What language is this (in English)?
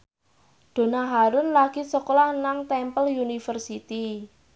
Javanese